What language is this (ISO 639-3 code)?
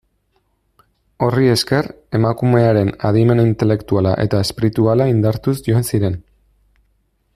eus